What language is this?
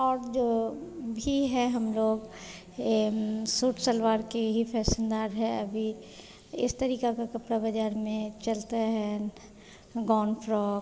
Hindi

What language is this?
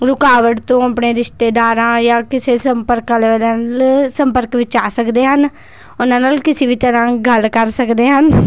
Punjabi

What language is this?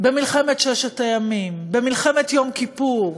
Hebrew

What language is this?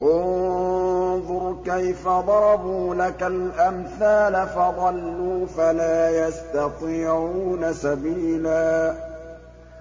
Arabic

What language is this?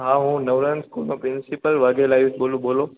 Gujarati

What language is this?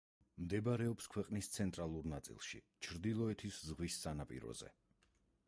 Georgian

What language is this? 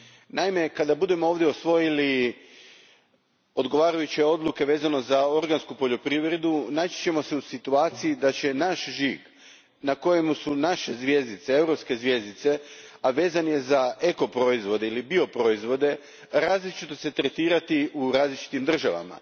Croatian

